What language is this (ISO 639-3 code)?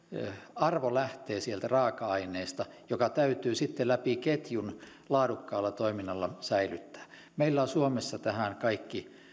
fin